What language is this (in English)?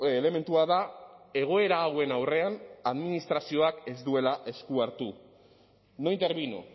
Basque